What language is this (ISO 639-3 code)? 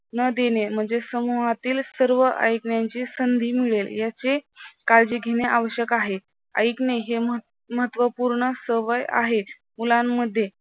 mar